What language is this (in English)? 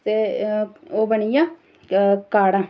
Dogri